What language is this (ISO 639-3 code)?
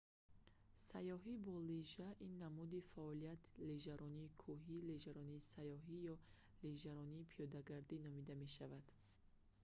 tgk